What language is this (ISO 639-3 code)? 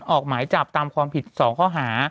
tha